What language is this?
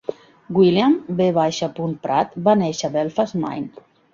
Catalan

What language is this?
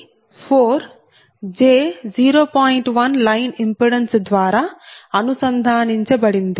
Telugu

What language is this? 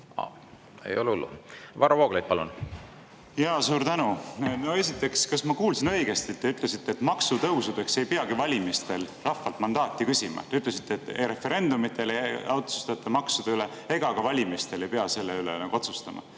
Estonian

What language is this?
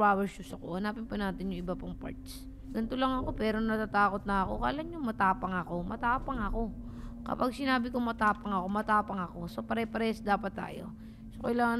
Filipino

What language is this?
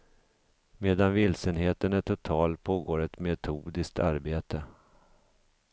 Swedish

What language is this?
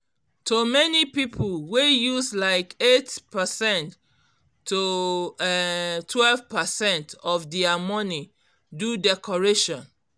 Nigerian Pidgin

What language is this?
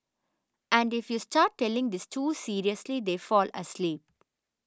English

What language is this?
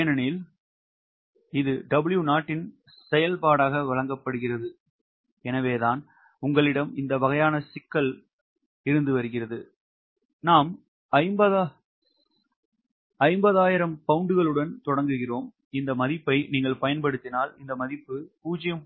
Tamil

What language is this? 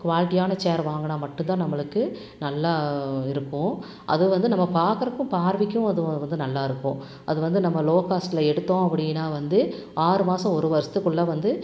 Tamil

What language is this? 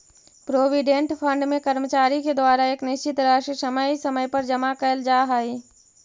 Magahi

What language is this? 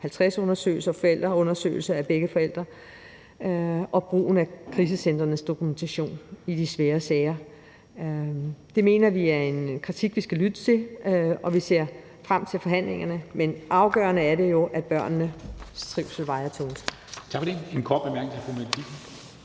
Danish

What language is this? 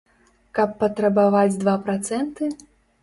Belarusian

